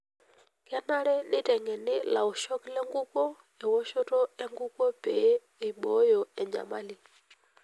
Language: Masai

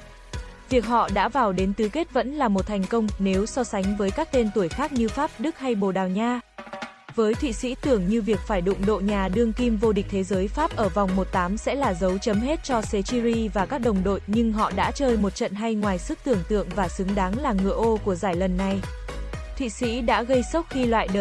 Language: Vietnamese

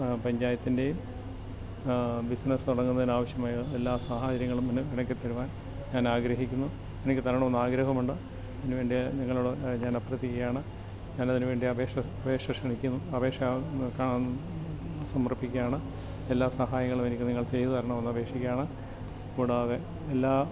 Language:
Malayalam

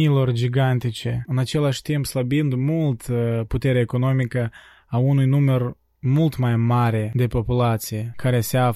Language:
Romanian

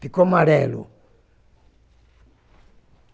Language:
Portuguese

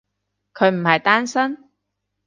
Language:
Cantonese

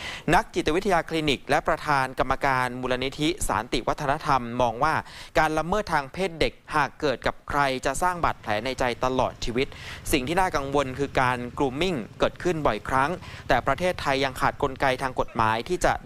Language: Thai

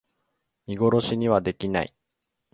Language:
Japanese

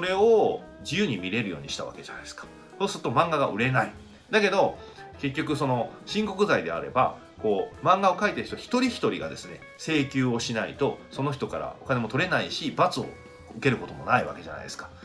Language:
Japanese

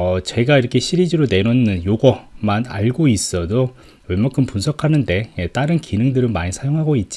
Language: Korean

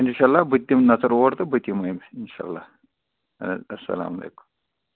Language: Kashmiri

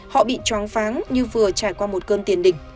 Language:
Vietnamese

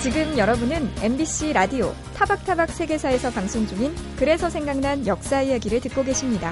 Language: Korean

